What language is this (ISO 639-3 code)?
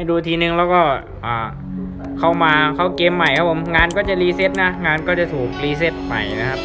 tha